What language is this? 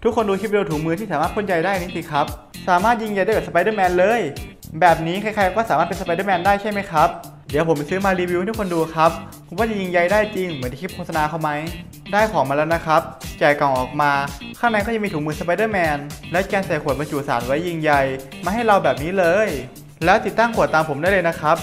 Thai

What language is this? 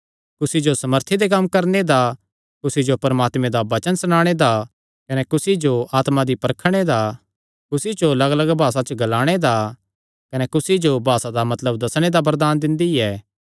Kangri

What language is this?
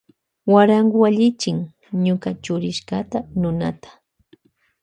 Loja Highland Quichua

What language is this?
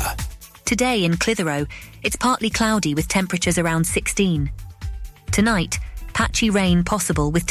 English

